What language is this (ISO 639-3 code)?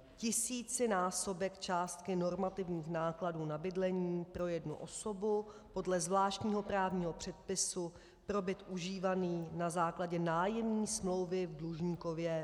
ces